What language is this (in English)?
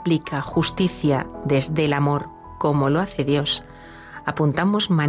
Spanish